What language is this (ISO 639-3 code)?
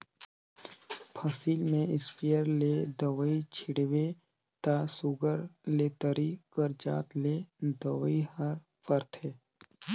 hne